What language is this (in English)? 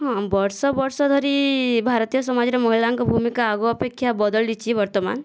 Odia